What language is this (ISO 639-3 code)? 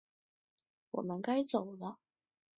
zho